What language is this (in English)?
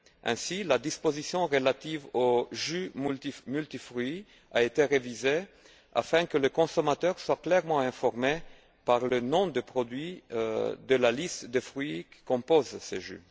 French